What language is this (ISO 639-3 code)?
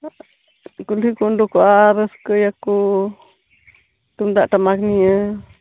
sat